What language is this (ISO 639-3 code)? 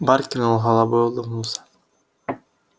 rus